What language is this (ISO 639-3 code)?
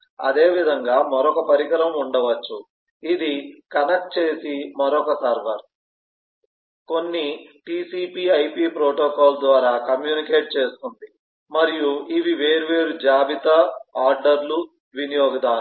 tel